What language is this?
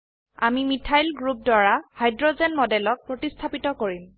Assamese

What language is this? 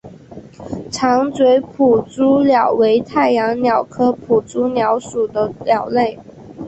Chinese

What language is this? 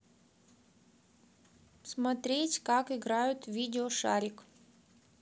Russian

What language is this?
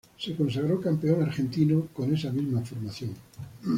Spanish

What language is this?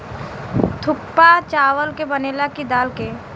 Bhojpuri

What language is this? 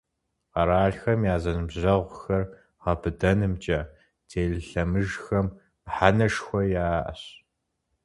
Kabardian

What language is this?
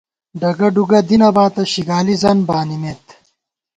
Gawar-Bati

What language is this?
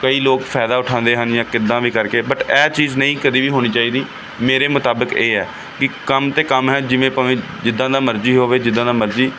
Punjabi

